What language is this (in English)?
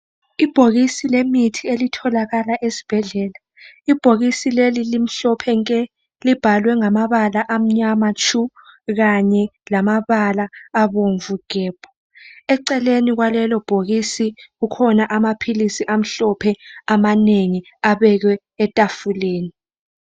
North Ndebele